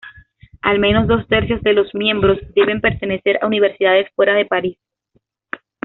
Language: Spanish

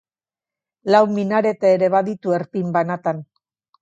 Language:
Basque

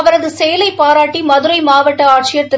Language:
Tamil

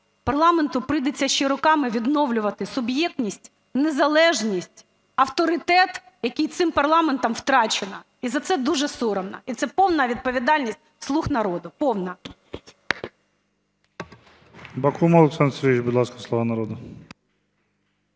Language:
Ukrainian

